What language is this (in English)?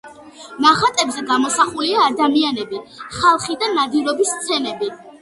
Georgian